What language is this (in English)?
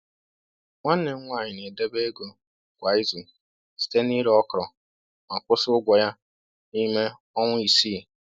Igbo